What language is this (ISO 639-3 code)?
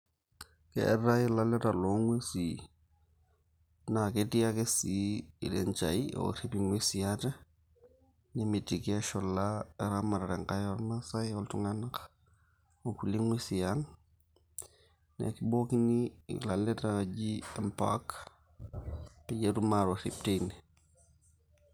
mas